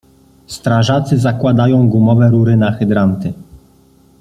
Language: Polish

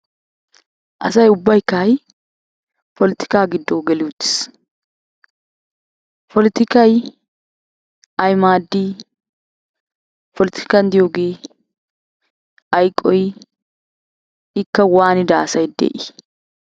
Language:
Wolaytta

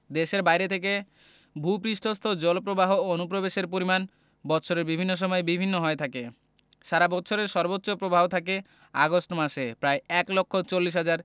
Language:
Bangla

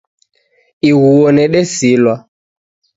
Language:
Taita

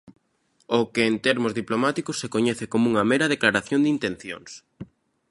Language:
Galician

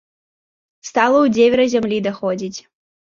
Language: Belarusian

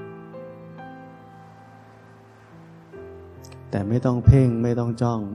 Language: Thai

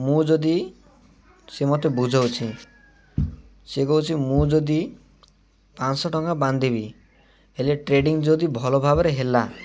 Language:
Odia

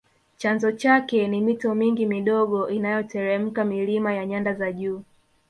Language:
Swahili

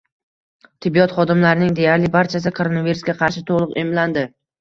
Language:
Uzbek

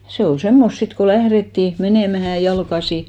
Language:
Finnish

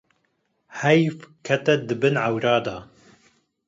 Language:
Kurdish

